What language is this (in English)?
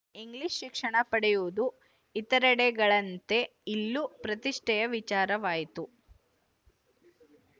Kannada